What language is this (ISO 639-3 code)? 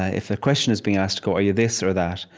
eng